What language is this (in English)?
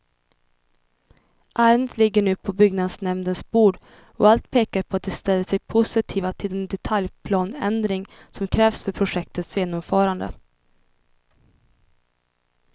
Swedish